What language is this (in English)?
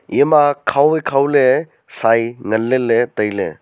Wancho Naga